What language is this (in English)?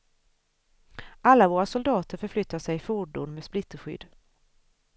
Swedish